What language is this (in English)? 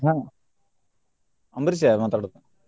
Kannada